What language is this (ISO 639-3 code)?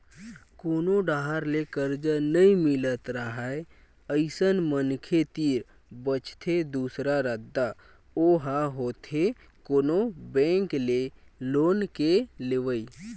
hne